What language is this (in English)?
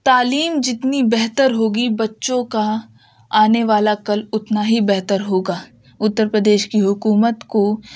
Urdu